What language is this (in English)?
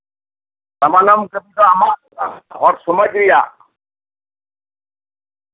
Santali